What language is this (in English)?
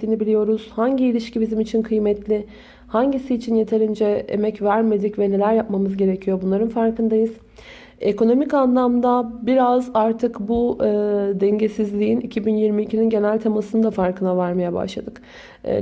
Turkish